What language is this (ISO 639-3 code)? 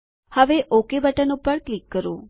guj